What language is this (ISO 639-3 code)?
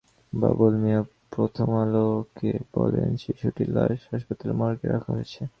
ben